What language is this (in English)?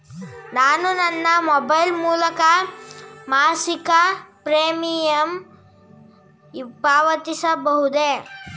Kannada